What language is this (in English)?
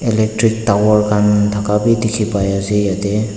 Naga Pidgin